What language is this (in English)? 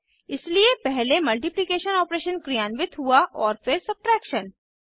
Hindi